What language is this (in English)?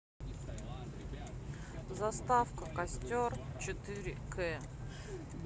Russian